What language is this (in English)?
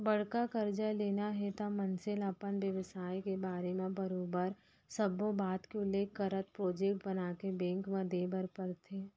Chhattisgarhi